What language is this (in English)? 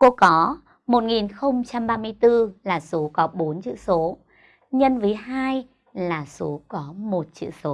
Vietnamese